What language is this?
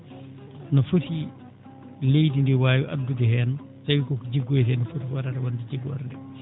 Fula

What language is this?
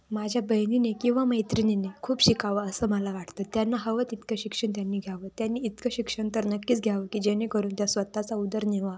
Marathi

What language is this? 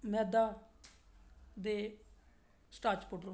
Dogri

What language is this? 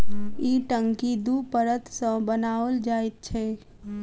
Maithili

